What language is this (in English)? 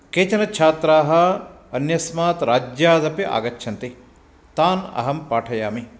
Sanskrit